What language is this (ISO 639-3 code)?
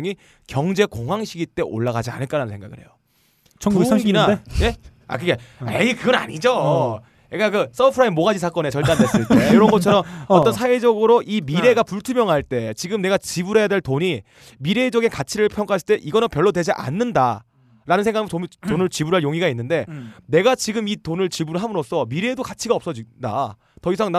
kor